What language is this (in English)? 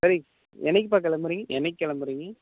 Tamil